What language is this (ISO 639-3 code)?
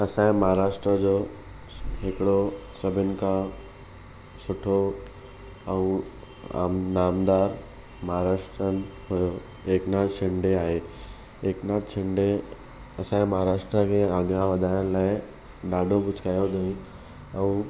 snd